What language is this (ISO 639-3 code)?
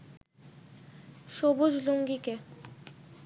ben